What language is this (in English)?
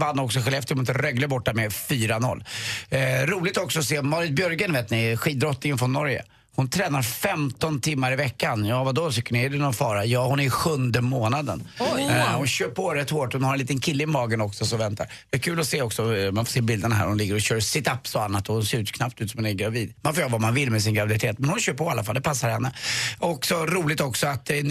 Swedish